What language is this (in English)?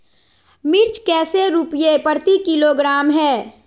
Magahi